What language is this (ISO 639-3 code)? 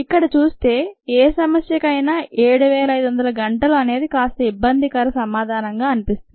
tel